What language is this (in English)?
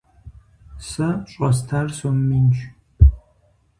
Kabardian